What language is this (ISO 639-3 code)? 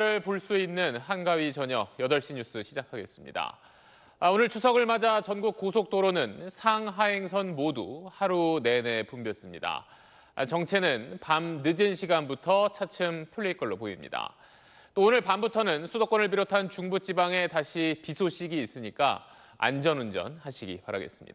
kor